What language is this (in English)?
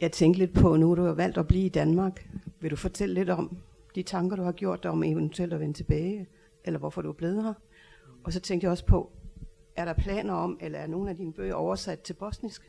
Danish